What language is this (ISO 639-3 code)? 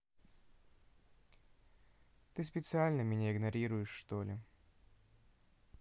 rus